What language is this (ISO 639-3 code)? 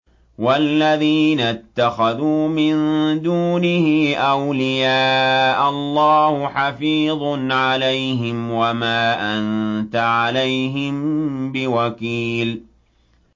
ara